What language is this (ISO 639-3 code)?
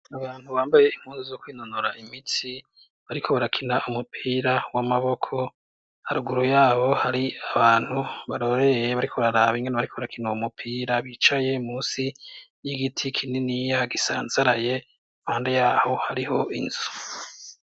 run